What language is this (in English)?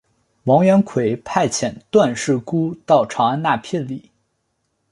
Chinese